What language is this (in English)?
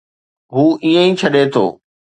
Sindhi